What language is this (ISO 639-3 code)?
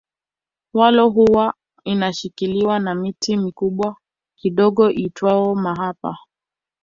swa